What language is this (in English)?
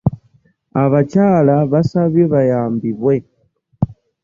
Ganda